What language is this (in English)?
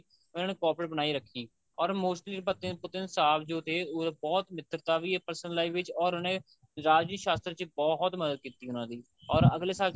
Punjabi